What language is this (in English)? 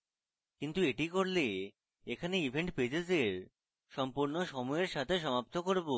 Bangla